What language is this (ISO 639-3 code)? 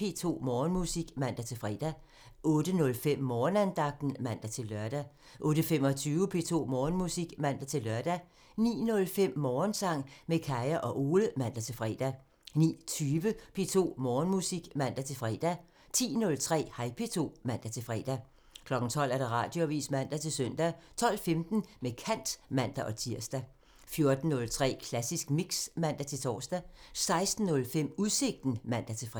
dan